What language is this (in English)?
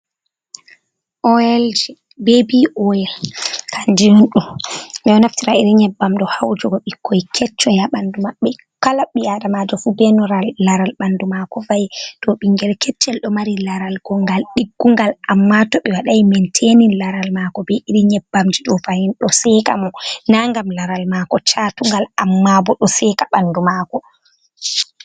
Fula